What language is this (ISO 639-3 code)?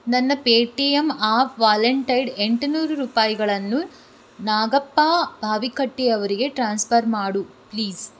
kan